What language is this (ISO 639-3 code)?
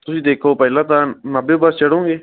pan